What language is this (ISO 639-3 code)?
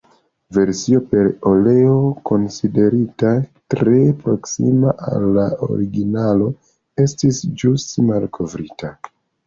epo